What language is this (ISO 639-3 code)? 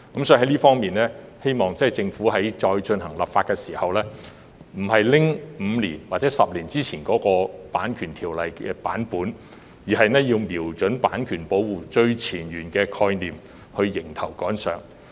yue